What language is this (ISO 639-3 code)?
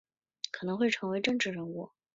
zho